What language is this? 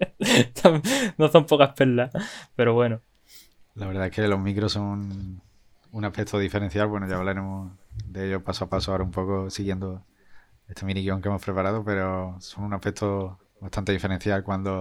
Spanish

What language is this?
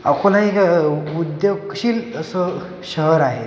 Marathi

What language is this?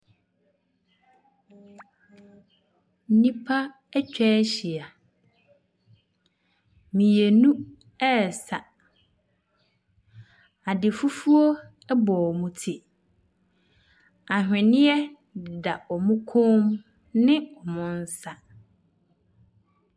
Akan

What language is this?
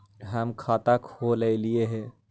Magahi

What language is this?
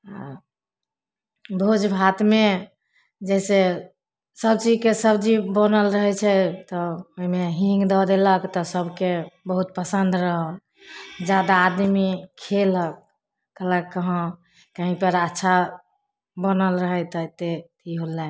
Maithili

